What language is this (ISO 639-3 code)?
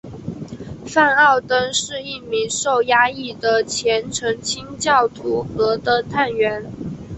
zho